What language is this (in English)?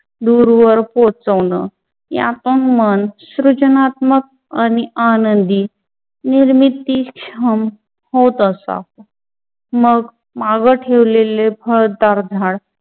Marathi